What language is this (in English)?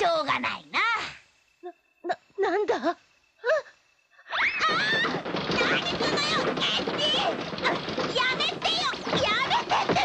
Japanese